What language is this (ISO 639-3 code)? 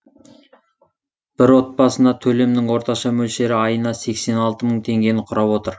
kaz